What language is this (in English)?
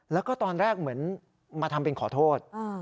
Thai